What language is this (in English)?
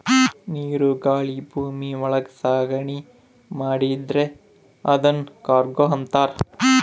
Kannada